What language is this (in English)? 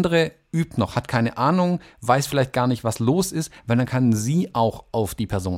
German